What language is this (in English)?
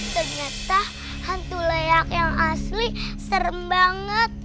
Indonesian